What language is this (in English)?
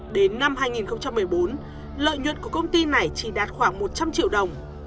Vietnamese